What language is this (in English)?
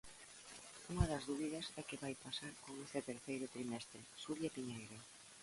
Galician